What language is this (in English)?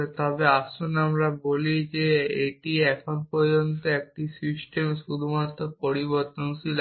Bangla